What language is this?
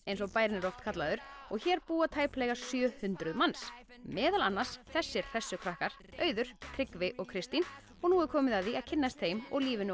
Icelandic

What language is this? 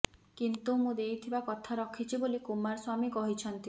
Odia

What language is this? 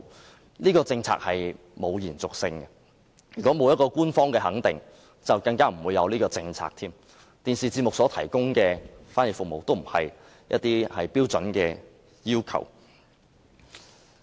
Cantonese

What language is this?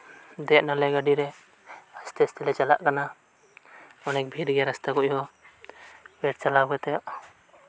Santali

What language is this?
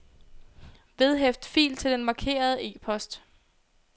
Danish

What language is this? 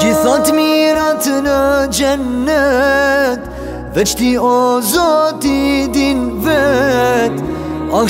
Persian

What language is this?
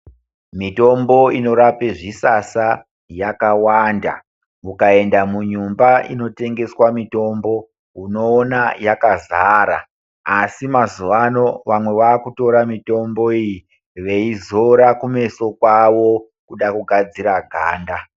Ndau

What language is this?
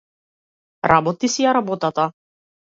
Macedonian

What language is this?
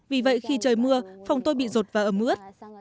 Vietnamese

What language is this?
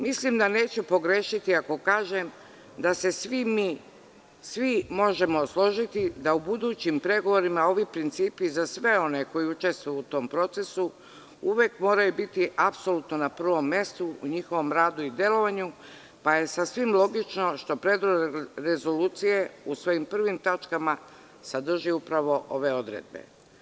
Serbian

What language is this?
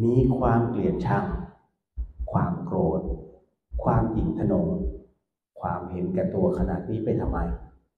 Thai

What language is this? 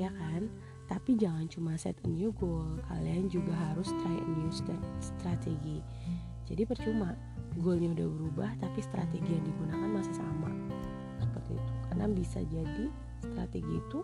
Indonesian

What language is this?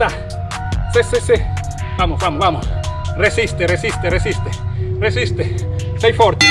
Spanish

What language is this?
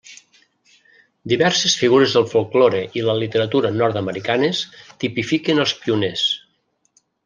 Catalan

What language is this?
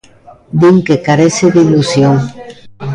Galician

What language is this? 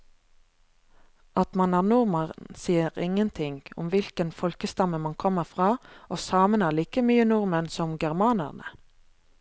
Norwegian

